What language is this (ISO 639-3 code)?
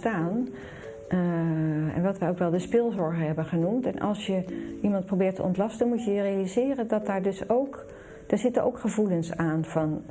nld